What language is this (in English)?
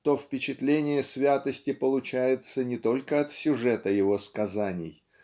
Russian